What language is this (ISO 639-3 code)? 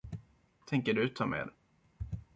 swe